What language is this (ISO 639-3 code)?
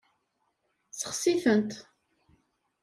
kab